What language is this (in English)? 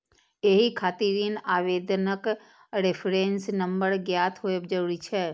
Maithili